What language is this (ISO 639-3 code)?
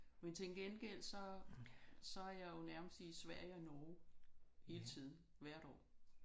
dan